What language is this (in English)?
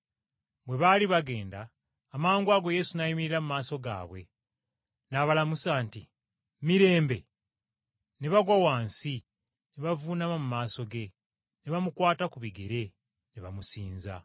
Ganda